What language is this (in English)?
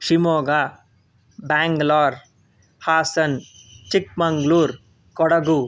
Sanskrit